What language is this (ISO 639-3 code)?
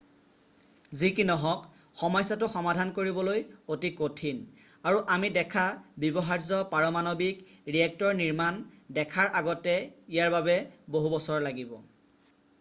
asm